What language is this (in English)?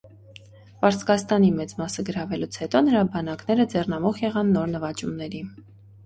Armenian